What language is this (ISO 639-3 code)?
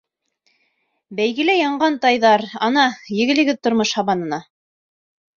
bak